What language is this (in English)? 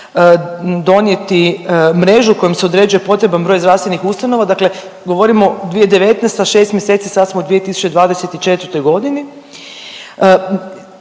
Croatian